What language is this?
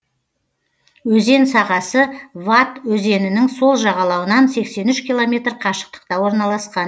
Kazakh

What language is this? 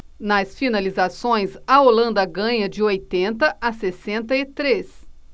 Portuguese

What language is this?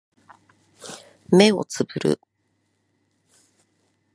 Japanese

